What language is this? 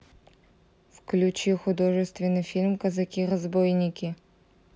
Russian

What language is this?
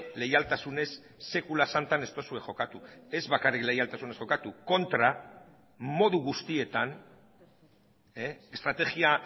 Basque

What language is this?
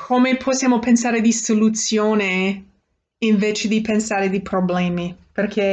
Italian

